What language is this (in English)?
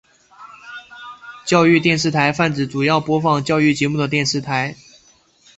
Chinese